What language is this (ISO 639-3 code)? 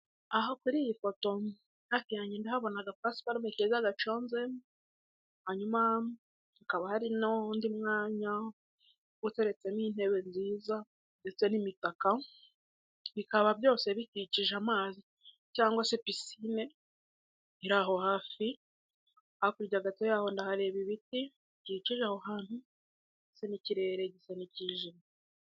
kin